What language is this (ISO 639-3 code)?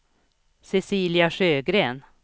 swe